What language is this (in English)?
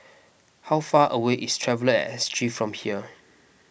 English